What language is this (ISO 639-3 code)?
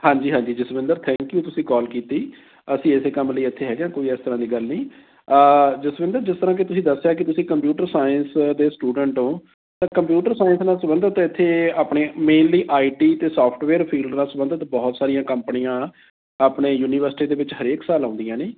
pan